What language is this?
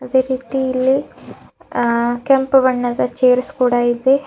Kannada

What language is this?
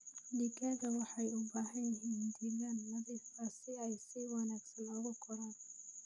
Somali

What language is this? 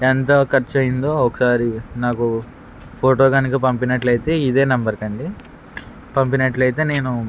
Telugu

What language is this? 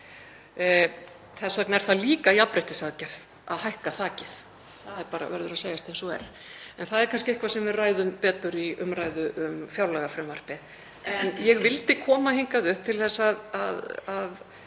Icelandic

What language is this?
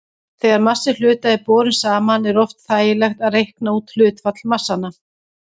Icelandic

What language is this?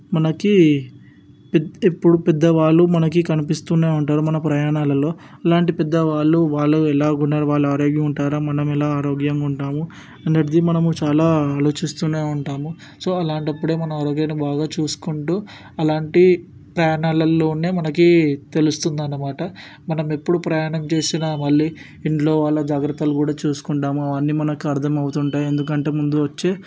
Telugu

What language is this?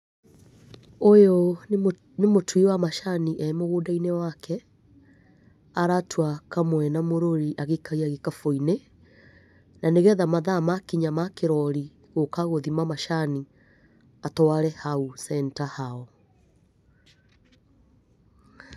Kikuyu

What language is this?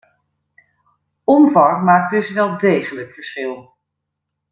Dutch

